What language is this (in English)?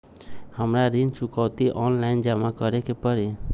Magahi